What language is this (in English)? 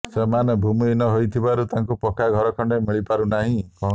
Odia